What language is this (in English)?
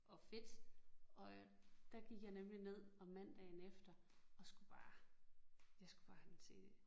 Danish